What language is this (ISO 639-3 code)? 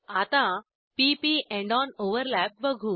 mar